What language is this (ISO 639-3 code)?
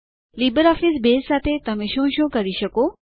guj